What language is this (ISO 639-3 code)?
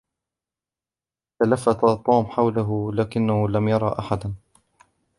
ara